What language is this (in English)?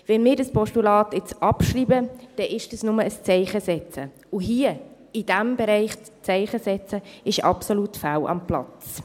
Swiss German